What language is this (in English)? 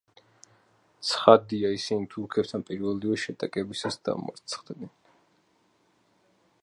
Georgian